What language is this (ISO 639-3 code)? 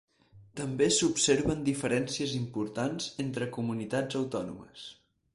cat